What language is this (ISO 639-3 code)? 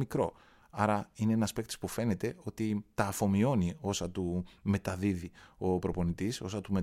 ell